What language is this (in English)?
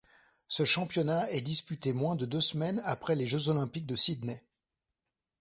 French